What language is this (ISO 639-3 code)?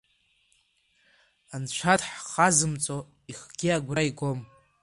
abk